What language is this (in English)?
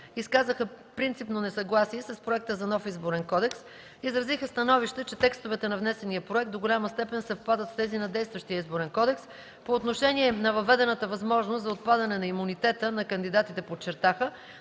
Bulgarian